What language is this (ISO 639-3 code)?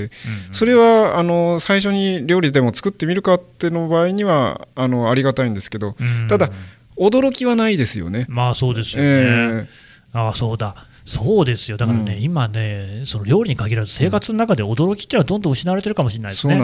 jpn